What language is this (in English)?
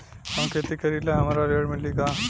Bhojpuri